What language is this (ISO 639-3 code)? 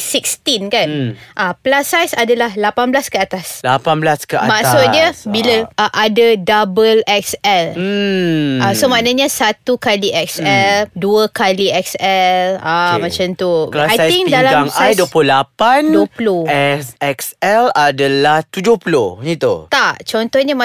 msa